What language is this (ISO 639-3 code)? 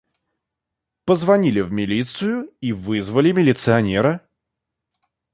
rus